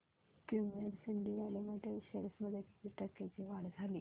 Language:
Marathi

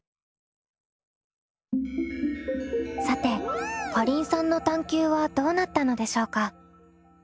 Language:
Japanese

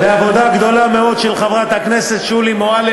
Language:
Hebrew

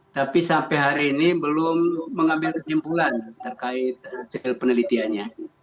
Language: Indonesian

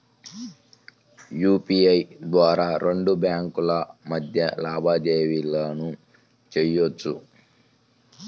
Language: Telugu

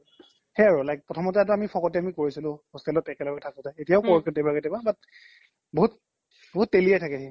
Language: Assamese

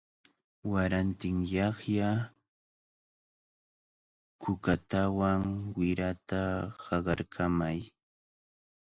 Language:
Cajatambo North Lima Quechua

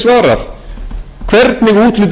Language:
Icelandic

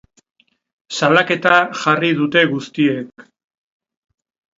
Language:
Basque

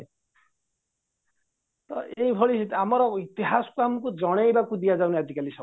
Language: Odia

